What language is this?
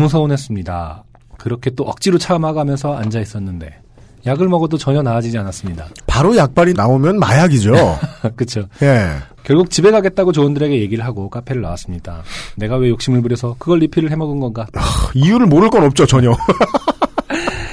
Korean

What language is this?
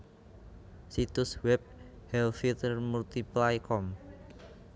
Javanese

